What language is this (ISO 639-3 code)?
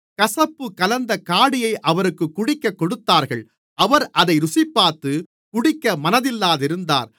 tam